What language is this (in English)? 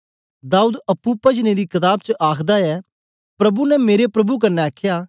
Dogri